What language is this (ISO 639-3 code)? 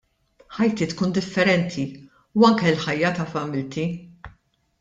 mlt